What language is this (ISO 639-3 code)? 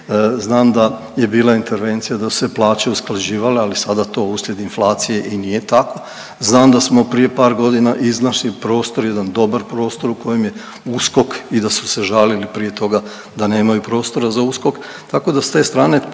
hrv